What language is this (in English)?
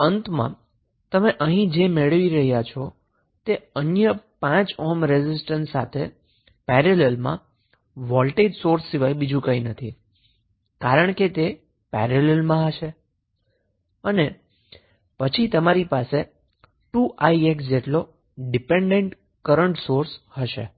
Gujarati